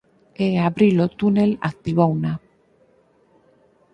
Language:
Galician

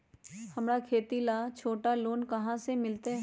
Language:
Magahi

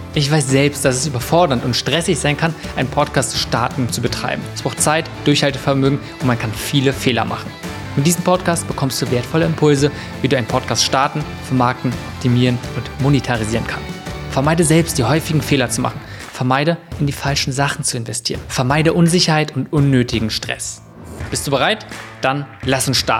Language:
German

